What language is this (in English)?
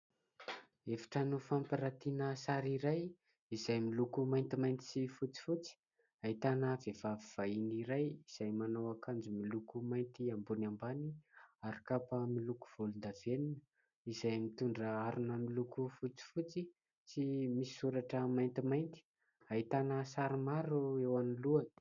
Malagasy